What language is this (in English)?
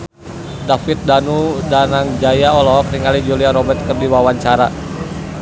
Sundanese